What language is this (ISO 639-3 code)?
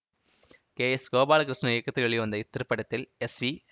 tam